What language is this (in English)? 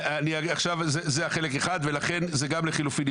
Hebrew